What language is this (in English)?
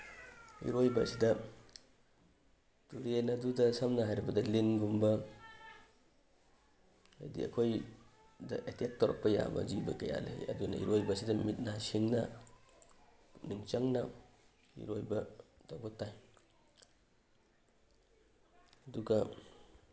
Manipuri